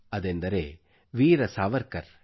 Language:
Kannada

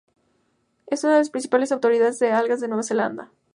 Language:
Spanish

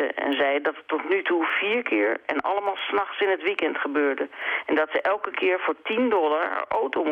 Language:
Dutch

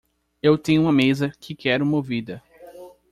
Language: Portuguese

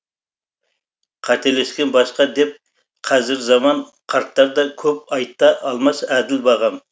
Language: Kazakh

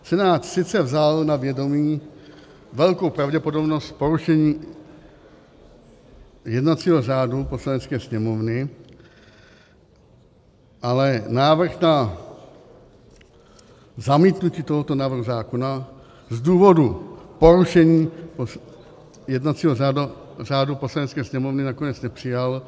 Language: Czech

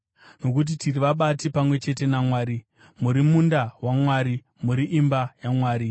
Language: Shona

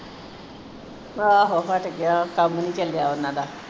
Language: Punjabi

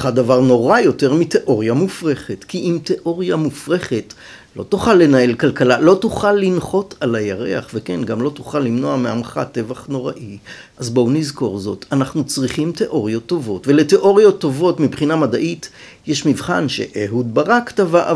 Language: Hebrew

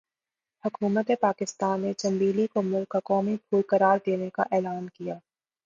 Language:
Urdu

